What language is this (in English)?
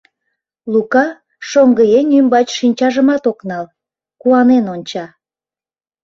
Mari